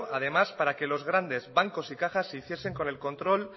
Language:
Spanish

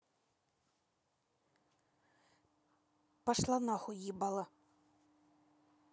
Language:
Russian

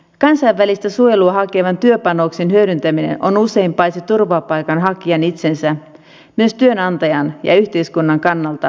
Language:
Finnish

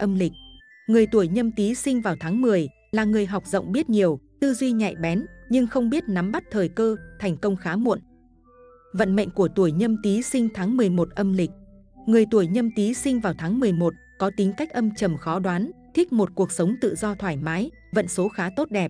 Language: Vietnamese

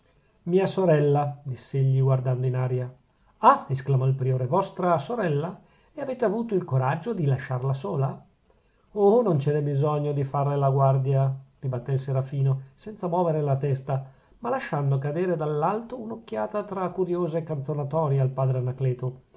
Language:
Italian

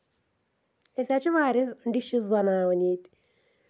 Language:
Kashmiri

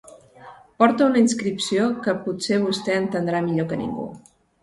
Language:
Catalan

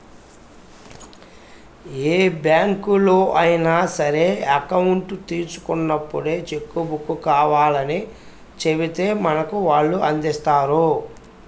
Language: Telugu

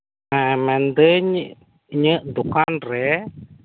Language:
Santali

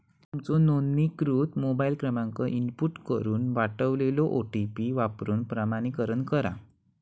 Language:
Marathi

